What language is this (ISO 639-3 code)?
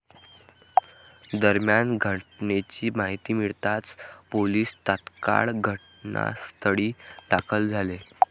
mar